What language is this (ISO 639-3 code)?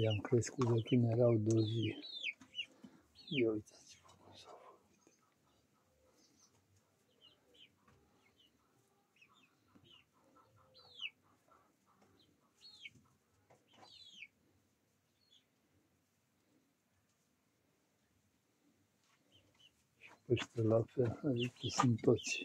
ron